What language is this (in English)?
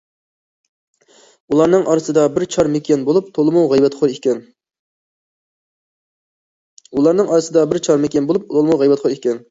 Uyghur